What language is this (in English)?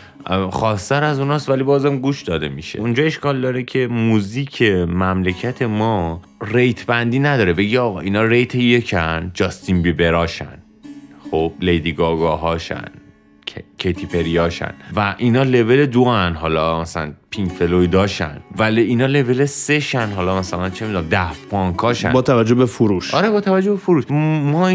Persian